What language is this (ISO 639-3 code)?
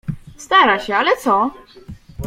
pol